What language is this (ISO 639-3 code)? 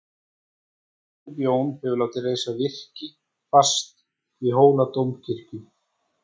isl